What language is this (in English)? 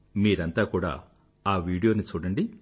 Telugu